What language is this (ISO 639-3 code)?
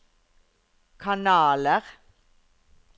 nor